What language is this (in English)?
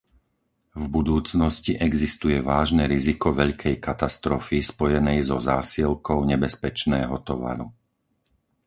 Slovak